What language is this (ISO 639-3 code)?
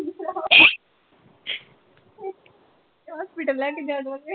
pan